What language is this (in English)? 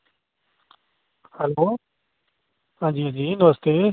Dogri